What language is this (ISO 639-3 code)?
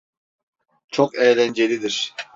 tur